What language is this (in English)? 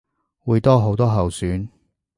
Cantonese